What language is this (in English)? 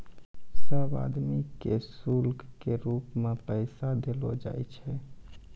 Maithili